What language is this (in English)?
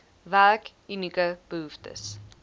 Afrikaans